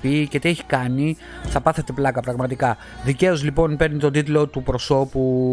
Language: Greek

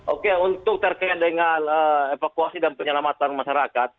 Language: Indonesian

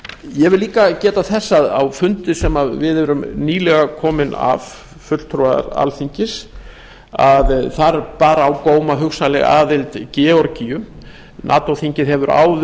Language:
Icelandic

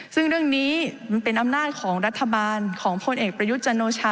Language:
Thai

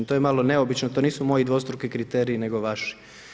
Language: Croatian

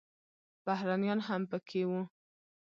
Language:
Pashto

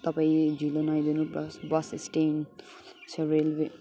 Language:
Nepali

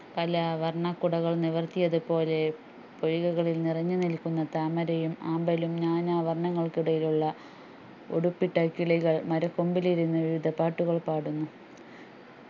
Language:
Malayalam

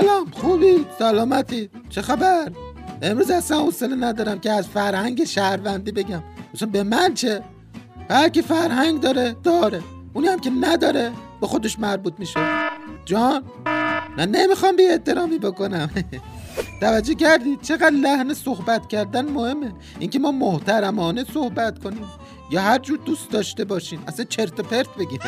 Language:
Persian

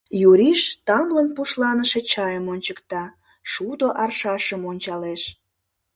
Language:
Mari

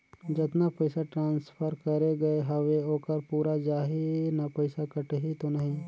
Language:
Chhattisgarhi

